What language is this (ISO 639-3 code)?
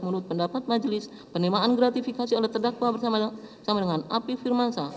ind